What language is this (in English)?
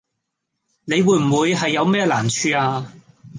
Cantonese